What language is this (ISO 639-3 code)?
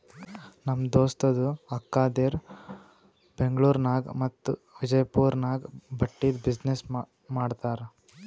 kan